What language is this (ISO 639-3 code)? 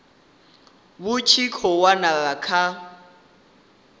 ven